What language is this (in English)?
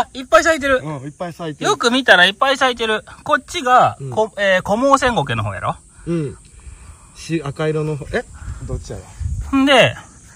Japanese